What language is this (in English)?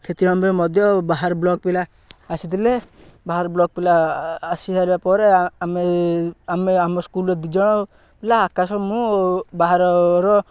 Odia